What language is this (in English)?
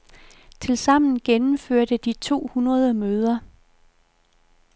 Danish